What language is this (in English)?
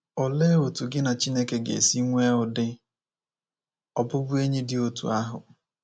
Igbo